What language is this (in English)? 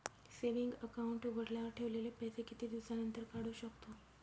Marathi